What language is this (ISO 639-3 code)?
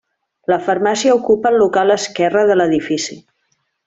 cat